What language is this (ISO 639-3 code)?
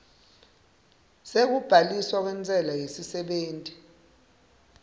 ssw